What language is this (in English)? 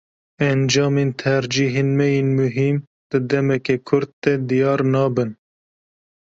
Kurdish